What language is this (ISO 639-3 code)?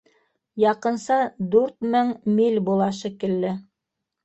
bak